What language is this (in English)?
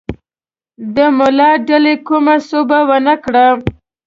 Pashto